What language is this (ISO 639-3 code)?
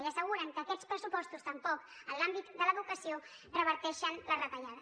cat